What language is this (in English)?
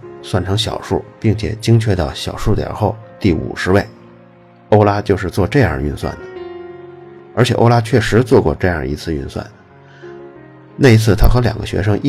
Chinese